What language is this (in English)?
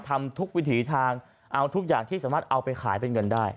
Thai